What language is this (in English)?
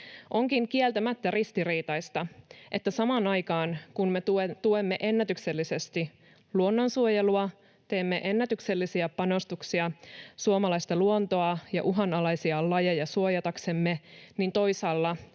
Finnish